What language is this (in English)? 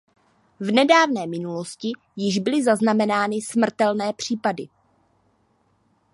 Czech